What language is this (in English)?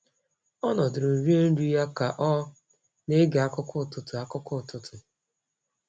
Igbo